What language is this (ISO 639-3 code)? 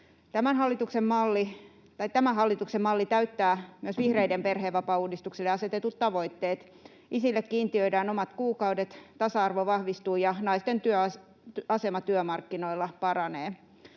fin